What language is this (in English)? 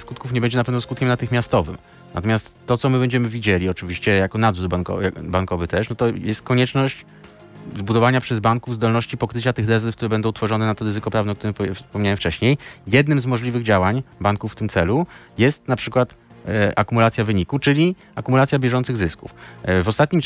Polish